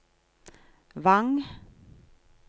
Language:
Norwegian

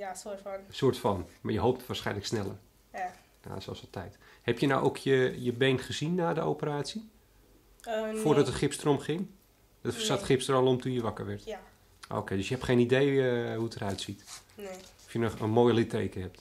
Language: Dutch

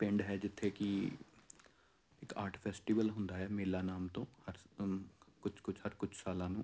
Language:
Punjabi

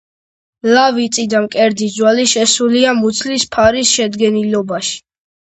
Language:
Georgian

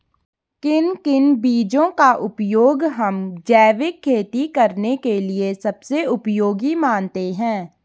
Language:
Hindi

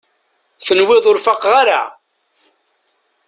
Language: Kabyle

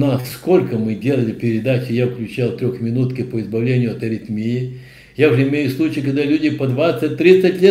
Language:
Russian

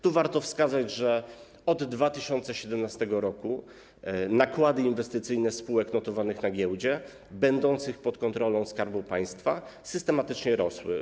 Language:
Polish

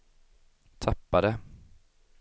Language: Swedish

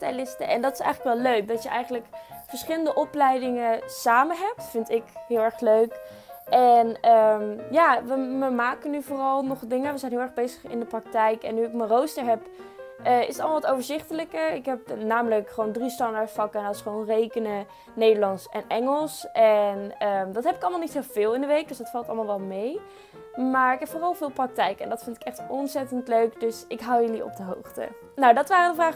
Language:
Dutch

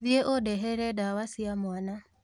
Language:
Kikuyu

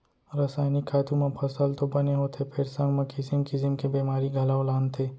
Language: Chhattisgarhi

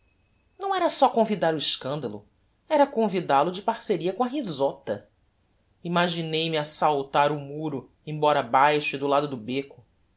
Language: Portuguese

